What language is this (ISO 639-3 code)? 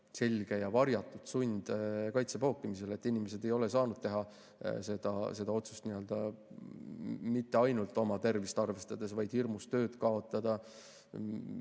est